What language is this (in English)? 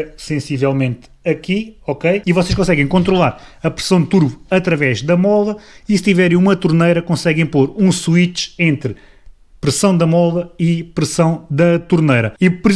Portuguese